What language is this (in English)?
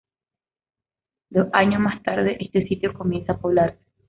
Spanish